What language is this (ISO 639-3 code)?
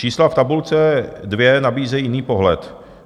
ces